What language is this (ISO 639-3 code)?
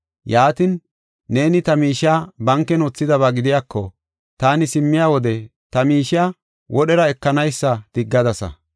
gof